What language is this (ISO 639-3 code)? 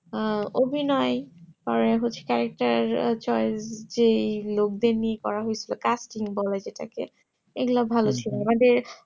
ben